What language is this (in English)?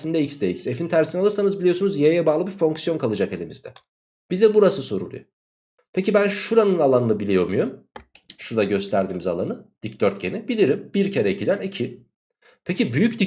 Turkish